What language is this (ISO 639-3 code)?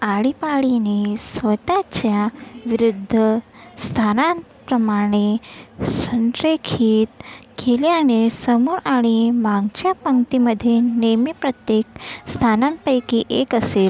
mar